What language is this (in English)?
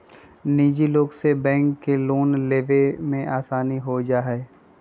Magahi